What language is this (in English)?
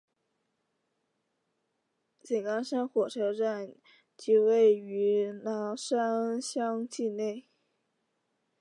Chinese